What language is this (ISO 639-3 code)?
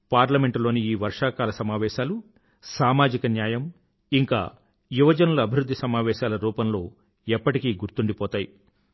tel